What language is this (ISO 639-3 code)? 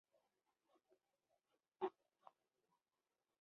zho